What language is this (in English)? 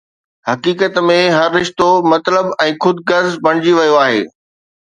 Sindhi